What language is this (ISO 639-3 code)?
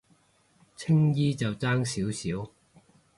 yue